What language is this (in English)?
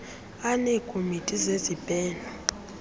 Xhosa